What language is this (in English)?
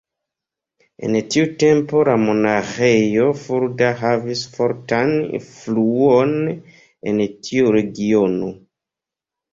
Esperanto